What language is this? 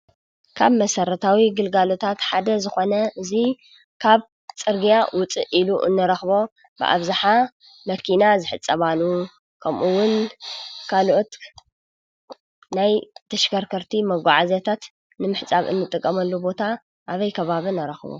Tigrinya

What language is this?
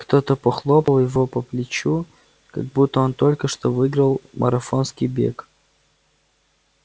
Russian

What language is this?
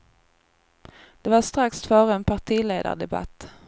Swedish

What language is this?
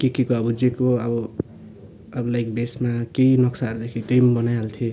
Nepali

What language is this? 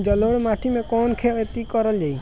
Bhojpuri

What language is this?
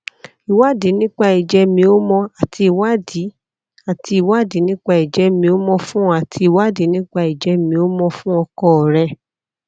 Yoruba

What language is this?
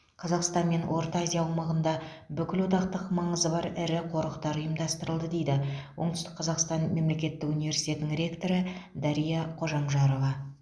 Kazakh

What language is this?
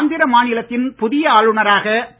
Tamil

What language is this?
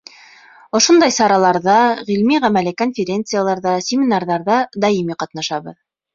Bashkir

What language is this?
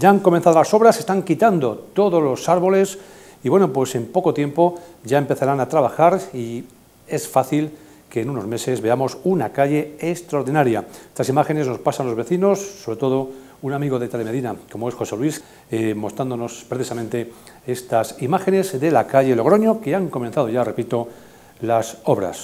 Spanish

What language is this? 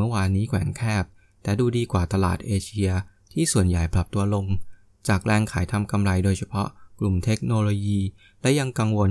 Thai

